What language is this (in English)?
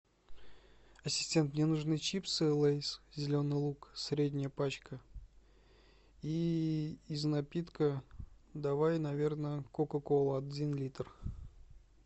Russian